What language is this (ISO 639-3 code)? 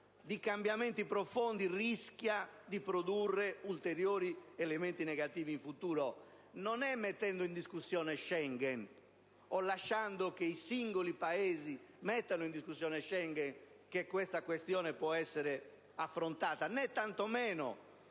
ita